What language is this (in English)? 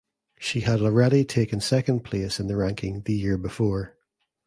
English